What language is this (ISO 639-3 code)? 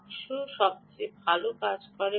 ben